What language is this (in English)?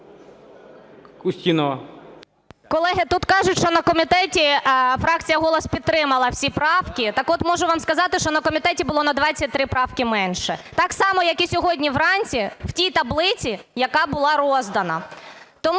Ukrainian